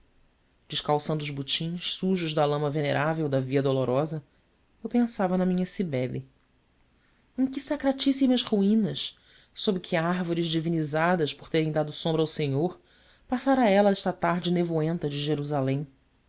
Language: Portuguese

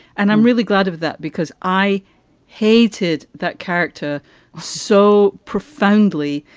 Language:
English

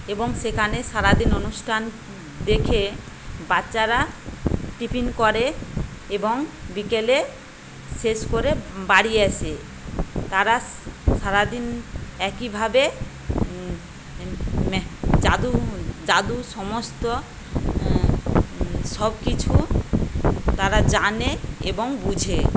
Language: Bangla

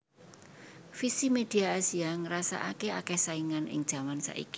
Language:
Javanese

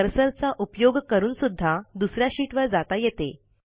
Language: Marathi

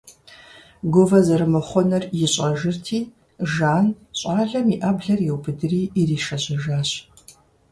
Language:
Kabardian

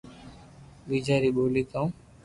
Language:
Loarki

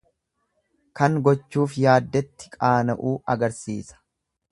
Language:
Oromo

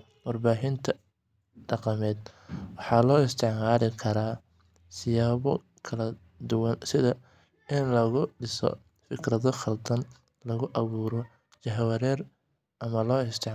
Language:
Somali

